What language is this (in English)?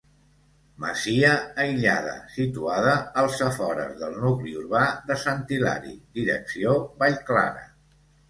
Catalan